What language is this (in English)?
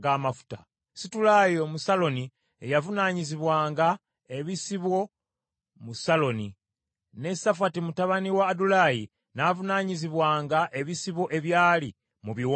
Ganda